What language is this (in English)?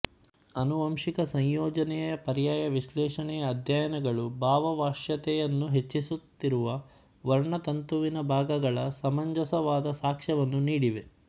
Kannada